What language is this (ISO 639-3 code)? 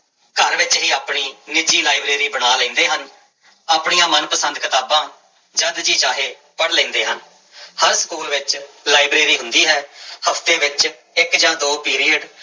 pan